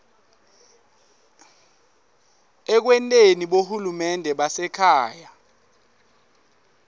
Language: Swati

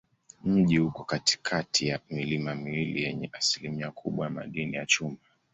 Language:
Swahili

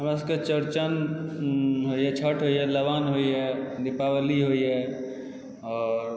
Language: Maithili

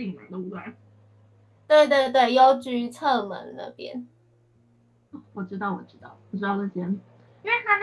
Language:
Chinese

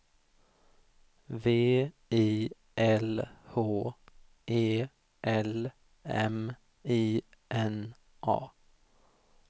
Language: Swedish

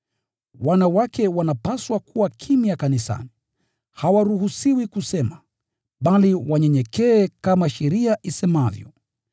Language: Swahili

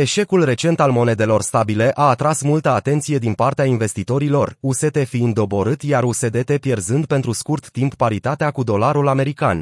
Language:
Romanian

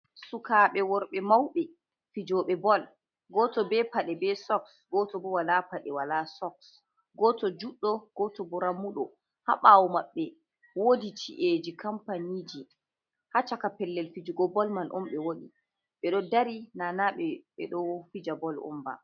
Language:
Fula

